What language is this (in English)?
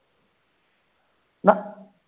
Punjabi